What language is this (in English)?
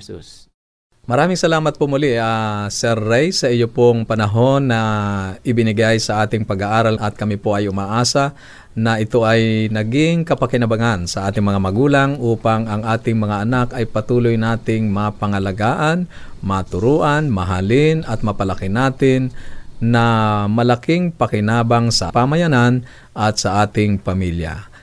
Filipino